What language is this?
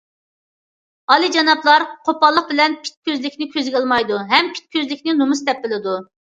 Uyghur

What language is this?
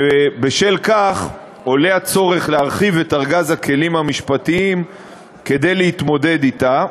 Hebrew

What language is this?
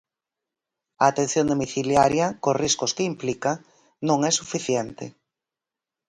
Galician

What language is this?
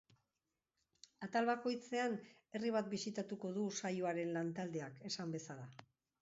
Basque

